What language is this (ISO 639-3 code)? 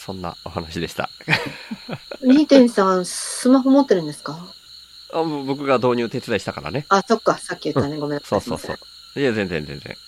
jpn